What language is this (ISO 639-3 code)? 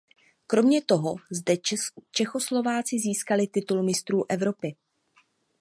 ces